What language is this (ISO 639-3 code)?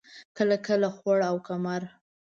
pus